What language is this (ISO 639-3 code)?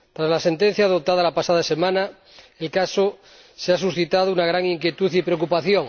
spa